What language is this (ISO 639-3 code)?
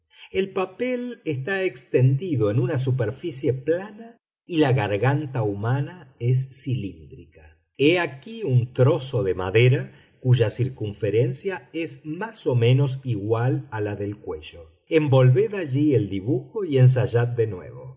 spa